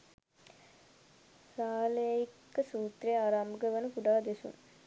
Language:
Sinhala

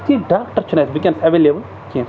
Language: Kashmiri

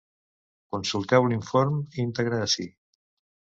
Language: Catalan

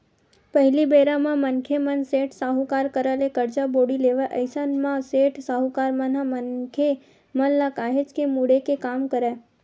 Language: Chhattisgarhi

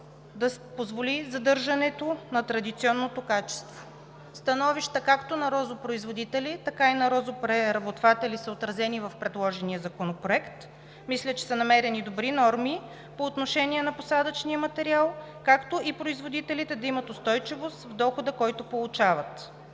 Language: Bulgarian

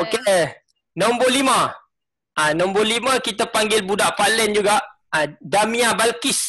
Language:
Malay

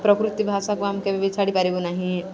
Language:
Odia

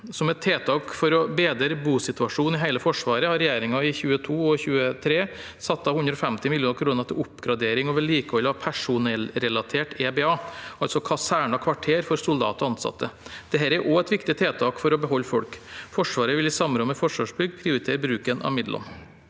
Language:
Norwegian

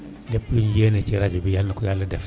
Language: Wolof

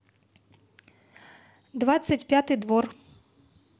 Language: Russian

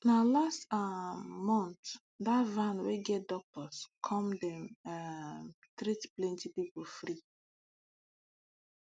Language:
Nigerian Pidgin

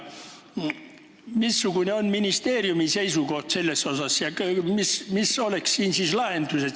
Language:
Estonian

